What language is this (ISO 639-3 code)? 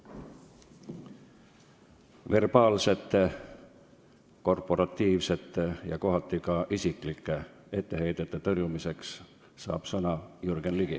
est